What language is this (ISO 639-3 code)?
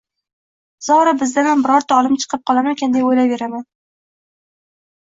uzb